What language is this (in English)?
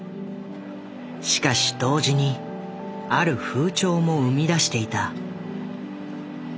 Japanese